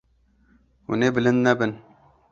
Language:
Kurdish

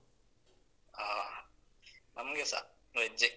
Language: Kannada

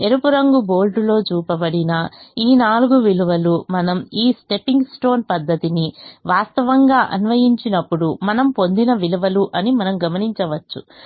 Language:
Telugu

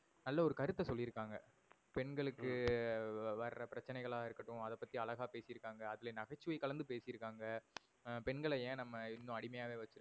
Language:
Tamil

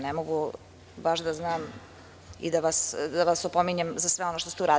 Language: Serbian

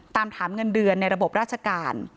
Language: Thai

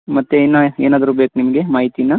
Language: Kannada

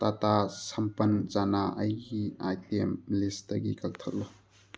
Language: Manipuri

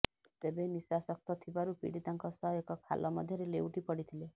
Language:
Odia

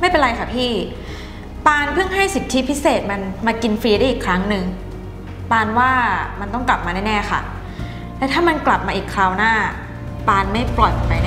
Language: Thai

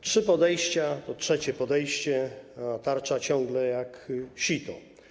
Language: Polish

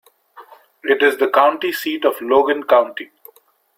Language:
English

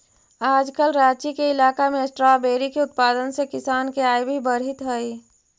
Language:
Magahi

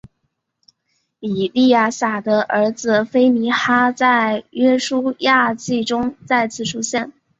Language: Chinese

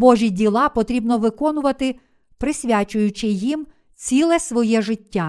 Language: Ukrainian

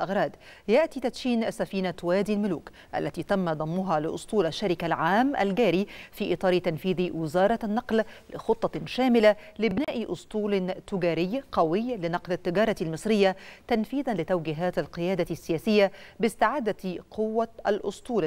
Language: Arabic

